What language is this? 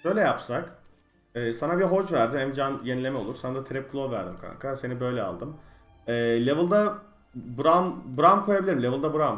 Turkish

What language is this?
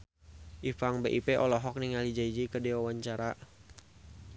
Sundanese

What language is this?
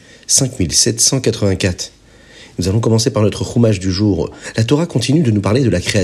French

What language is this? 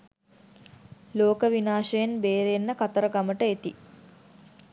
Sinhala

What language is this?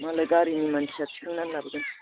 Bodo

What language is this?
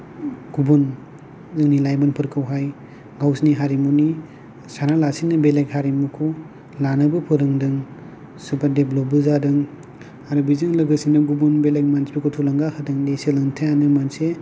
Bodo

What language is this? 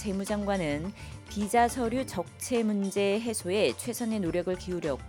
Korean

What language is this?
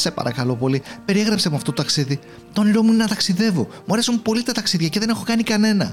Greek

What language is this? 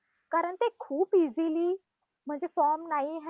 Marathi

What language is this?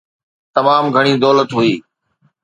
Sindhi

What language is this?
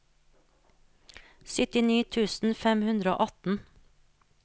Norwegian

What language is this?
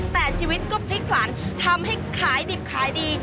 Thai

